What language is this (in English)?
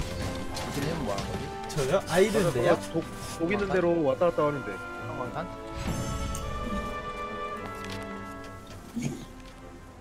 Korean